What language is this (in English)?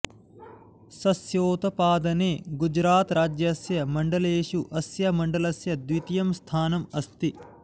Sanskrit